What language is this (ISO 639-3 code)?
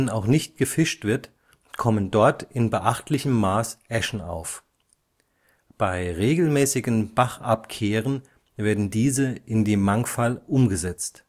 deu